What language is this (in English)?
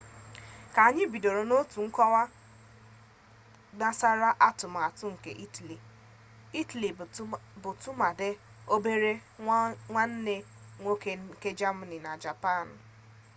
Igbo